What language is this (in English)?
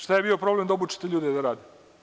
Serbian